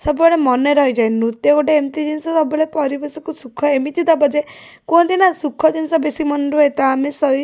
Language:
Odia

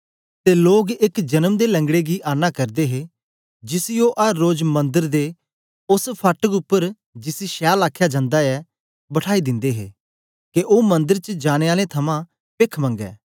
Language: Dogri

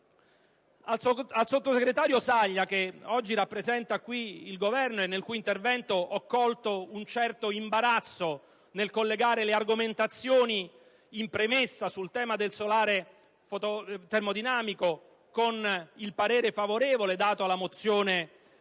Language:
Italian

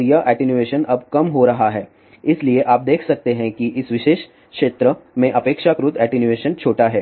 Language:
Hindi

